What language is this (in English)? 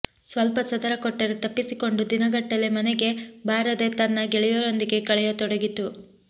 Kannada